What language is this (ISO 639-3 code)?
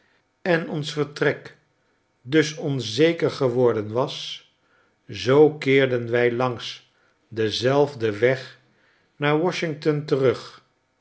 nld